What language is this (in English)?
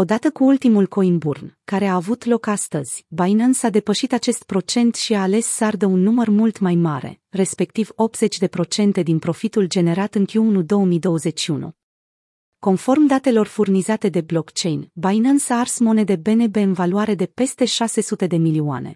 Romanian